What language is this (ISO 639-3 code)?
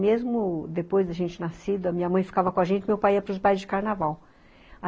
por